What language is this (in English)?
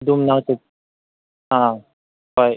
Manipuri